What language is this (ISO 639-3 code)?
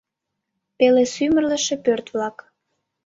chm